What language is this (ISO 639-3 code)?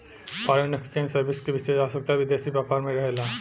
bho